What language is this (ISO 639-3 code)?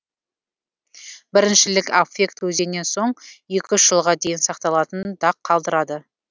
kaz